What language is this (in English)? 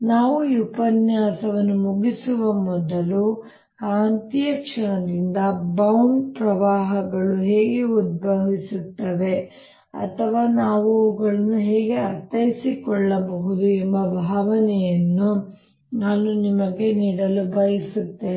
Kannada